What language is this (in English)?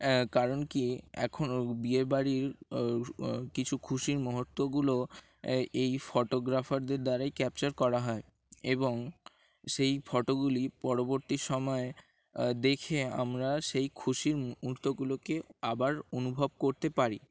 Bangla